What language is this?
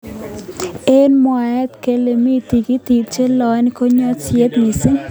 Kalenjin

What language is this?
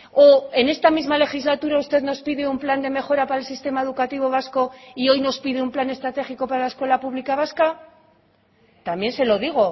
Spanish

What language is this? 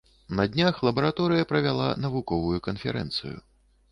Belarusian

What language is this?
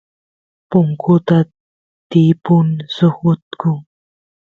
Santiago del Estero Quichua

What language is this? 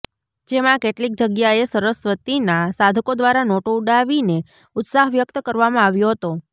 Gujarati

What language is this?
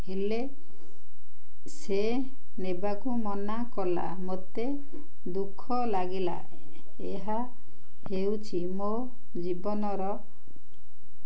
Odia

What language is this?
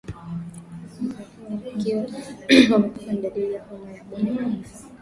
Swahili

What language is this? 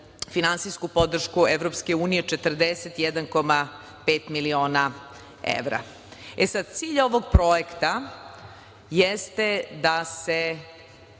Serbian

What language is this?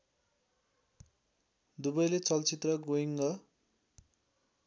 Nepali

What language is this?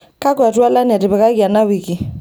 Masai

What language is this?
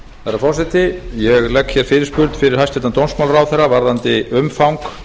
Icelandic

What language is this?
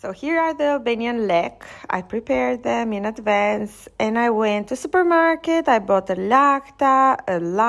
English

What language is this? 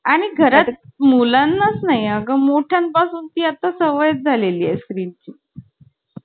Marathi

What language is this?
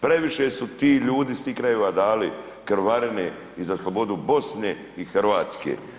Croatian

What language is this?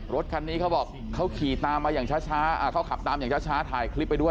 Thai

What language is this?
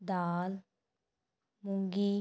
Punjabi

